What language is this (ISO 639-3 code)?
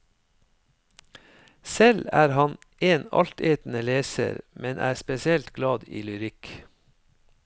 nor